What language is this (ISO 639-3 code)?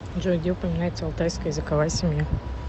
rus